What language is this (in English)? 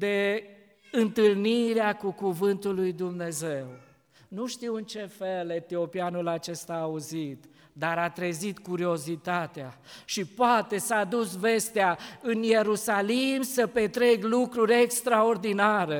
Romanian